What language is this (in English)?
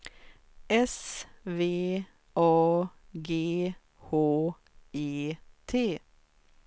Swedish